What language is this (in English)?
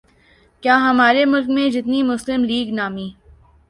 Urdu